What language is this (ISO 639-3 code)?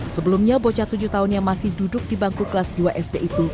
ind